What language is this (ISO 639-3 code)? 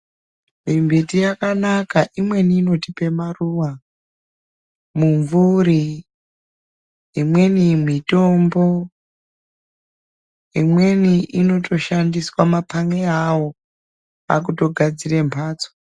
ndc